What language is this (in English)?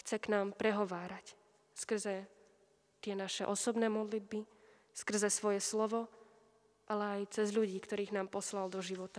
Slovak